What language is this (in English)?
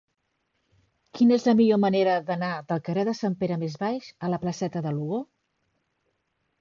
Catalan